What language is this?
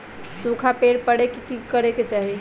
Magahi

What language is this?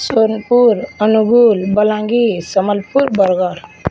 Odia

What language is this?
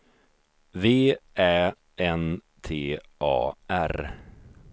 Swedish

